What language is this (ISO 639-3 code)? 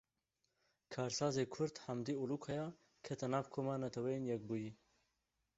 kur